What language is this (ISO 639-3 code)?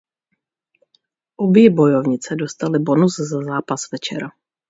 ces